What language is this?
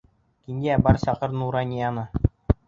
Bashkir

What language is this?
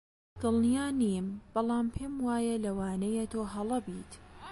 Central Kurdish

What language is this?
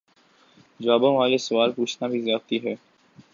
Urdu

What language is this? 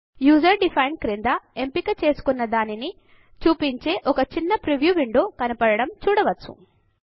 Telugu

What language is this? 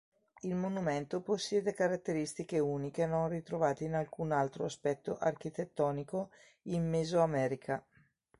Italian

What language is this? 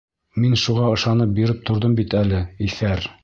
Bashkir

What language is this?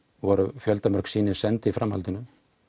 Icelandic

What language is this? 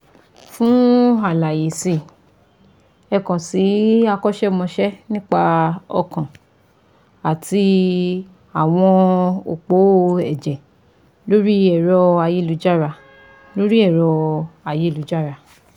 Yoruba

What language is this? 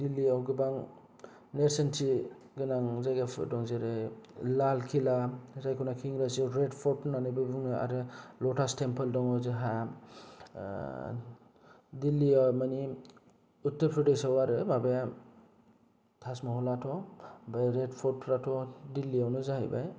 Bodo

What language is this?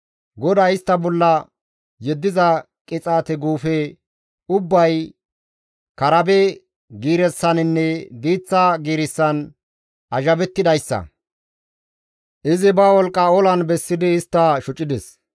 Gamo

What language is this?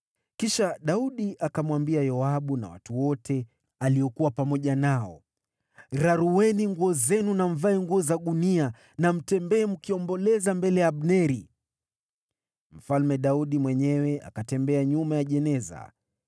Swahili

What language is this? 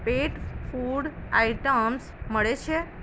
Gujarati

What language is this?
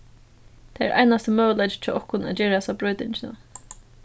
Faroese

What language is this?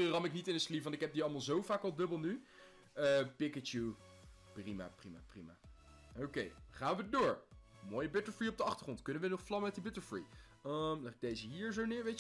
Dutch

